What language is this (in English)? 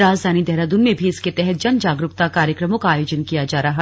Hindi